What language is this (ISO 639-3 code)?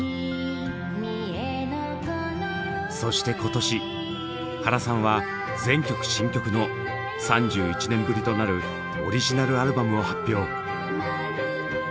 jpn